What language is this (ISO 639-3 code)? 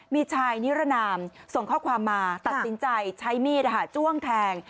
tha